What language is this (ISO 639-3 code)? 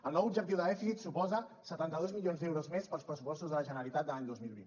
cat